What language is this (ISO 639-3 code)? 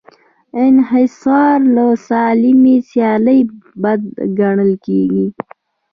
pus